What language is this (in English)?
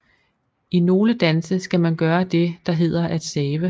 Danish